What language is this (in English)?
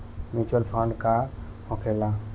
Bhojpuri